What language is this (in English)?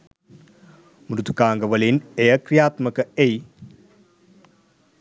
Sinhala